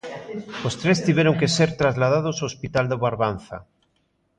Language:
Galician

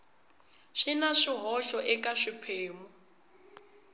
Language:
Tsonga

